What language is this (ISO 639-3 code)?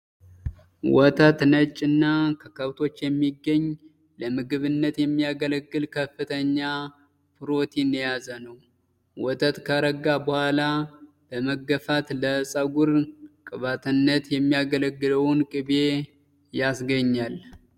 amh